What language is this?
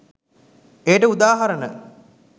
Sinhala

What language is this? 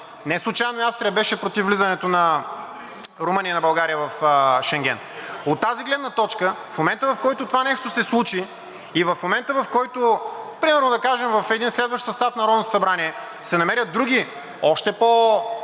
Bulgarian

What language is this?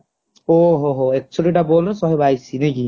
Odia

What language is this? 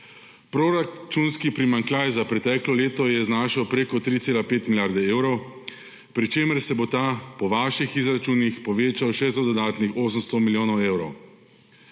Slovenian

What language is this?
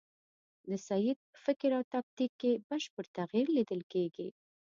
Pashto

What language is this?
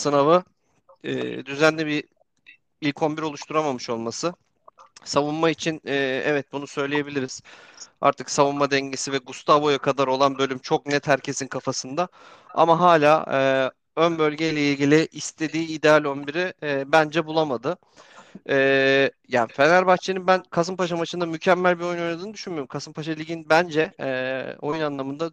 Turkish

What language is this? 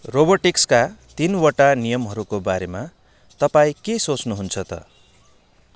Nepali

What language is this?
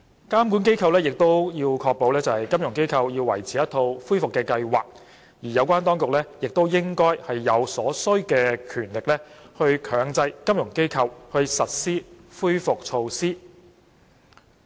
Cantonese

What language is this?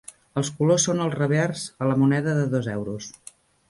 Catalan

